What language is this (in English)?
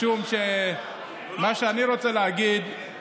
Hebrew